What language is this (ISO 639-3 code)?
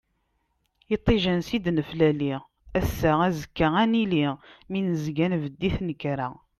kab